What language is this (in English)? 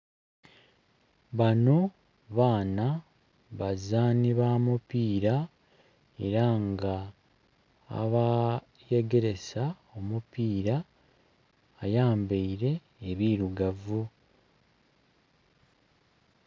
Soga